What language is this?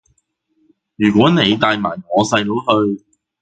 Cantonese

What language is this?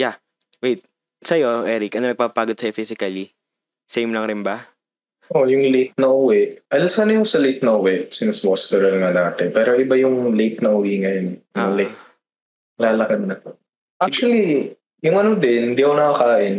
Filipino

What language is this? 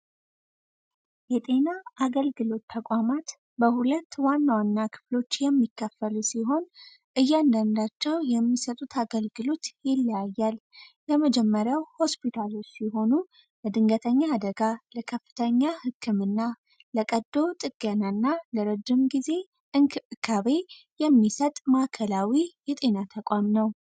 Amharic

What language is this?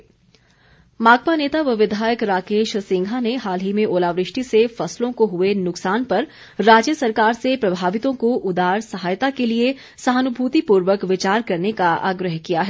Hindi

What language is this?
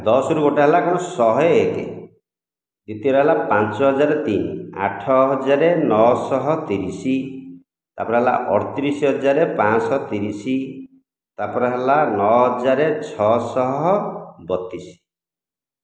Odia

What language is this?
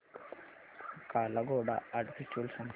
Marathi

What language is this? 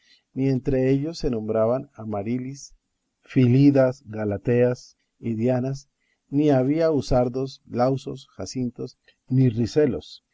Spanish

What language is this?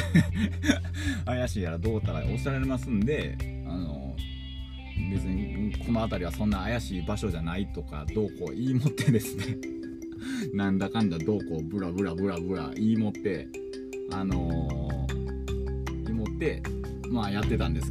Japanese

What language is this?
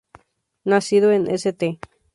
Spanish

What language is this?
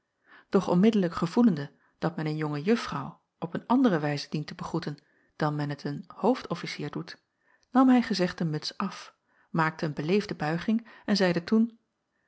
Dutch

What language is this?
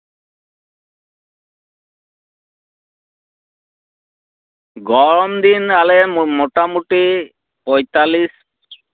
Santali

